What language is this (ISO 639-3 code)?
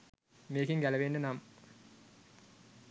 sin